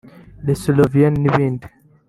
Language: Kinyarwanda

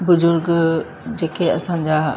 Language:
Sindhi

